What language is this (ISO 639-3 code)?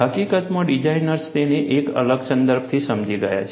guj